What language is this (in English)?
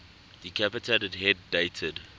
English